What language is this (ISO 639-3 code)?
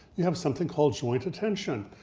eng